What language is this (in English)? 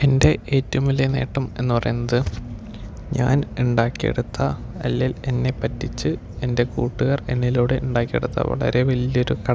Malayalam